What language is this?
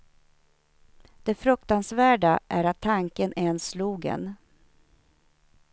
Swedish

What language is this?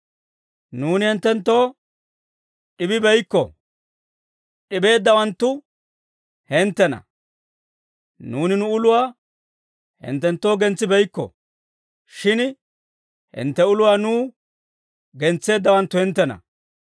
Dawro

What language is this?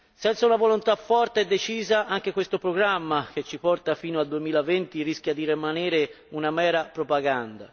Italian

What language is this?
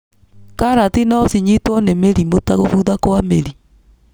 Kikuyu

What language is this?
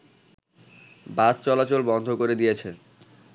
Bangla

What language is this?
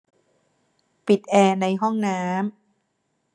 Thai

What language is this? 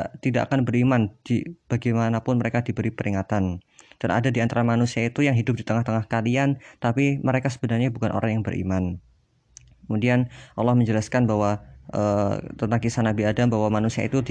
Indonesian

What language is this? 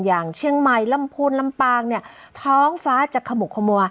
Thai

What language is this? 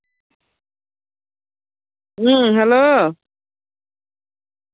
Santali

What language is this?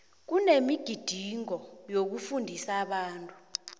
South Ndebele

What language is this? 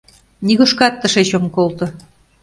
Mari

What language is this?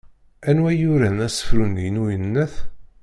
Kabyle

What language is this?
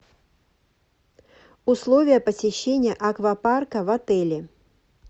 Russian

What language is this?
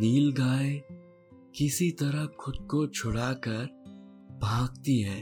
Hindi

